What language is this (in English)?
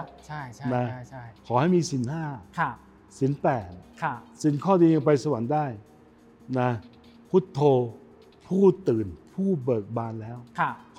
Thai